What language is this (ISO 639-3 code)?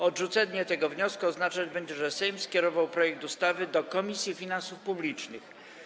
pol